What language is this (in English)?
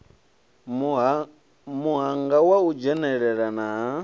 Venda